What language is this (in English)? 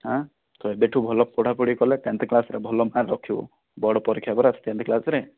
Odia